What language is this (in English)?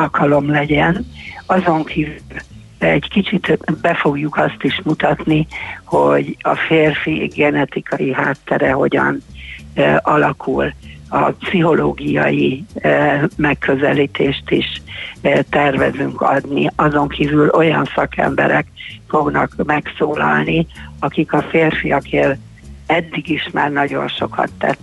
Hungarian